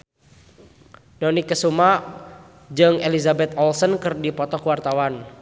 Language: Sundanese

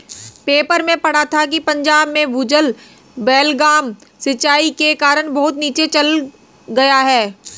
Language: Hindi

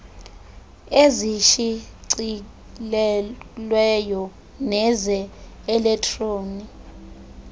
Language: Xhosa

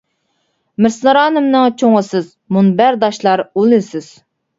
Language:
Uyghur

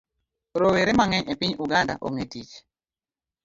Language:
Luo (Kenya and Tanzania)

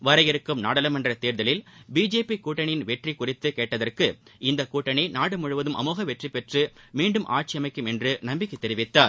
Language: Tamil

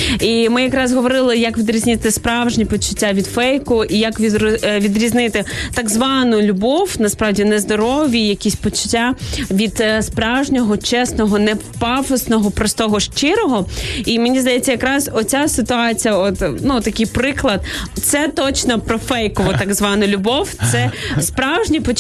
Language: Ukrainian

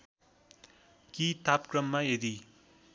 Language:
Nepali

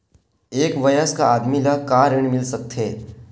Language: Chhattisgarhi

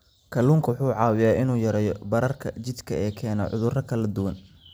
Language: Somali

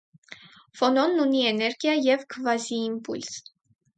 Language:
Armenian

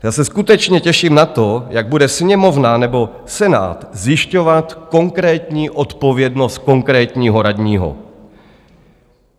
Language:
Czech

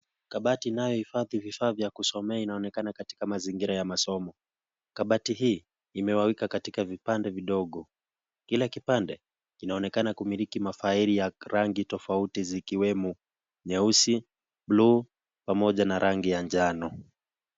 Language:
Swahili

